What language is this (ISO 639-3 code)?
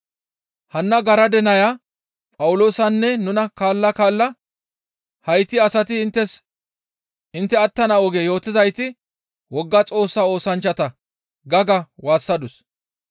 gmv